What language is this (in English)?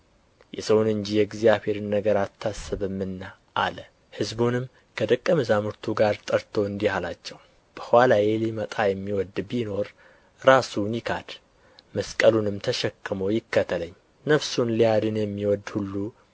Amharic